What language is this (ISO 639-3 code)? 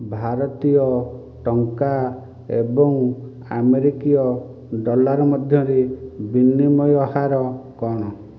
ori